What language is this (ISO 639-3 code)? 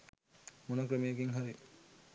sin